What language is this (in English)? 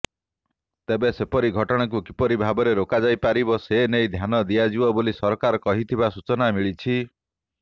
Odia